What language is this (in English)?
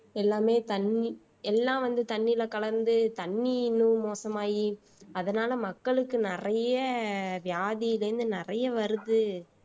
Tamil